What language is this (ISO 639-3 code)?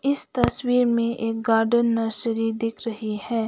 hin